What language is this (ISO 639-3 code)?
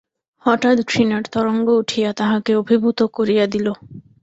ben